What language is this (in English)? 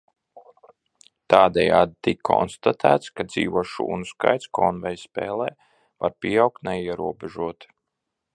Latvian